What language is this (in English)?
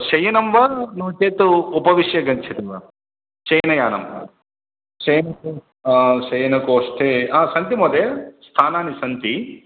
Sanskrit